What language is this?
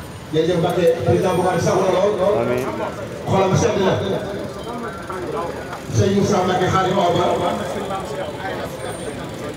Indonesian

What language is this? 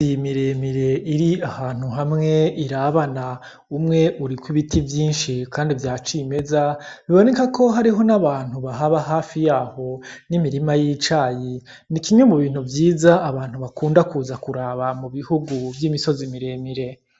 Rundi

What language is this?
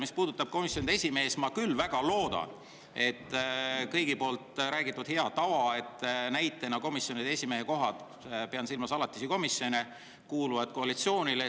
Estonian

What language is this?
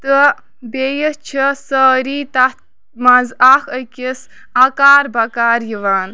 Kashmiri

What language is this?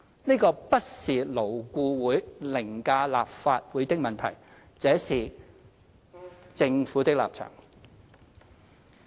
Cantonese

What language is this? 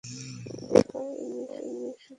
Bangla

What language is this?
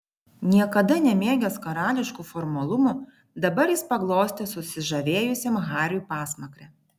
Lithuanian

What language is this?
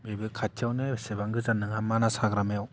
Bodo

